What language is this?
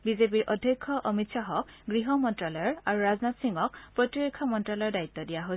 Assamese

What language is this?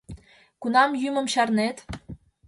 Mari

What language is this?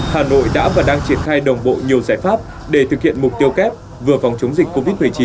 Vietnamese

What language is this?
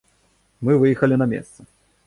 Belarusian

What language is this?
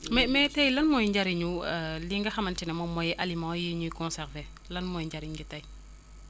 Wolof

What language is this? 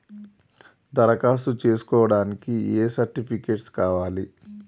Telugu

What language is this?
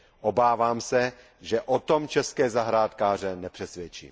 Czech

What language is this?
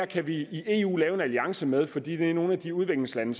Danish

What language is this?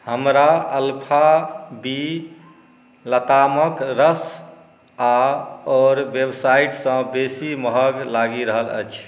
Maithili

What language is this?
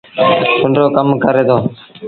Sindhi Bhil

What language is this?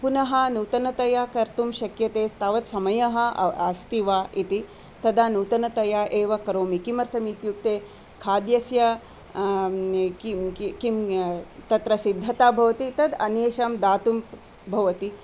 Sanskrit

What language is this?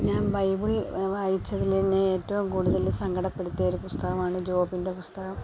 Malayalam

